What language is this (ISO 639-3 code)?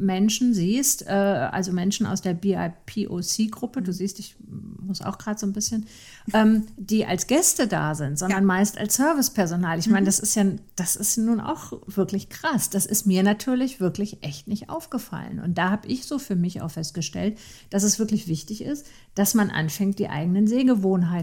deu